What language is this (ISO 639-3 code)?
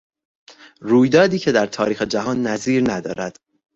fas